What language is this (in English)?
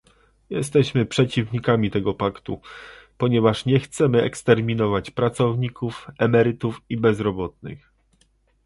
Polish